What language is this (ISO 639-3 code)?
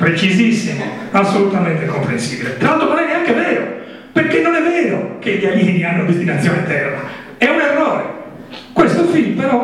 ita